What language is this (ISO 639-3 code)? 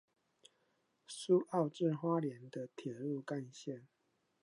zho